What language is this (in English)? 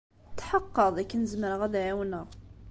Kabyle